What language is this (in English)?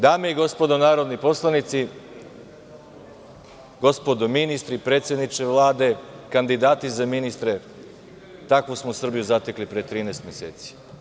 Serbian